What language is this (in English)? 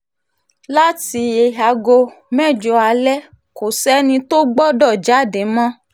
Yoruba